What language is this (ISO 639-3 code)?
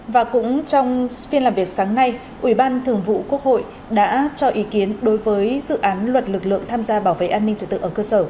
vie